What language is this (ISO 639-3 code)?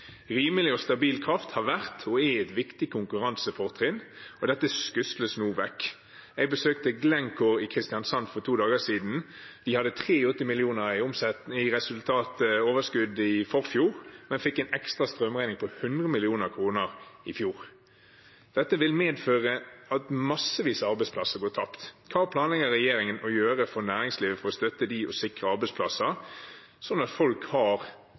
nob